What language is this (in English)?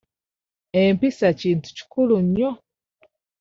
Ganda